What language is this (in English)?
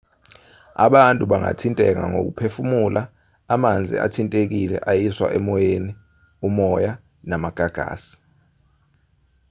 Zulu